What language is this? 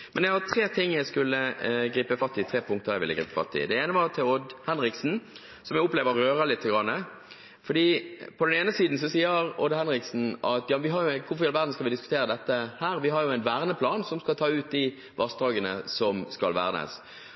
Norwegian Bokmål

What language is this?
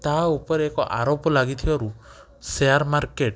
Odia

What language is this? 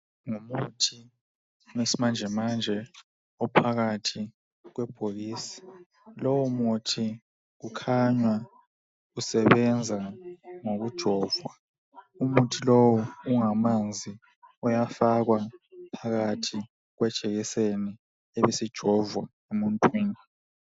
North Ndebele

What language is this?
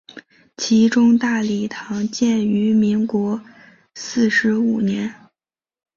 Chinese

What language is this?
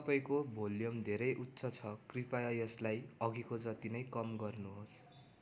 Nepali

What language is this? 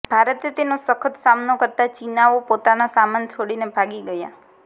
Gujarati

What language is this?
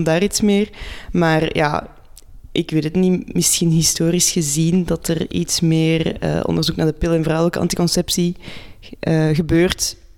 Dutch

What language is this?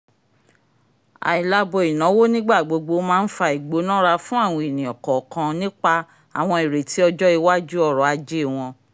Yoruba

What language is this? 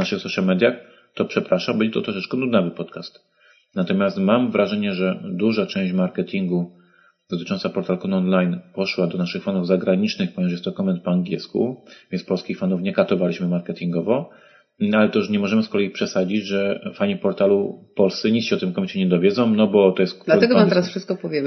Polish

